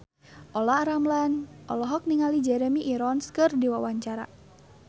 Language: Sundanese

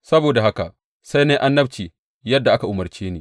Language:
Hausa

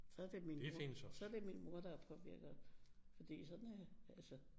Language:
Danish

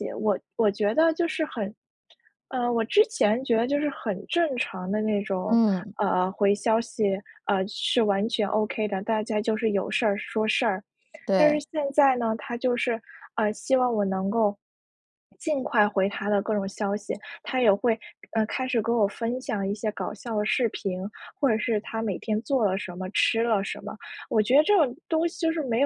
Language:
Chinese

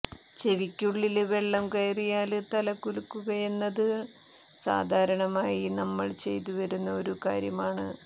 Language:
Malayalam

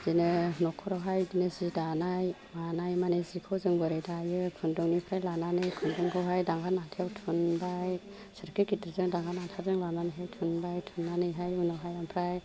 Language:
Bodo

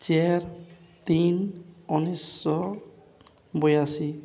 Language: Odia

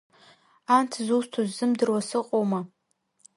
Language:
Abkhazian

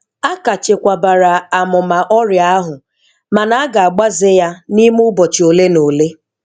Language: Igbo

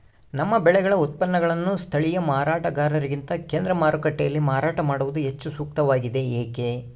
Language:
Kannada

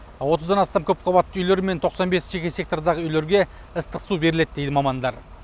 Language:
Kazakh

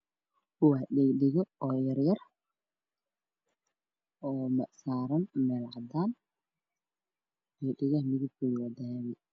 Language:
Somali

